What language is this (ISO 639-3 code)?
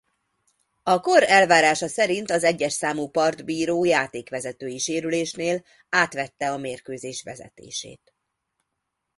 hun